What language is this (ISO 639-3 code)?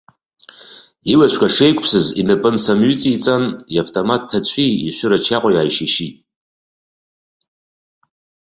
abk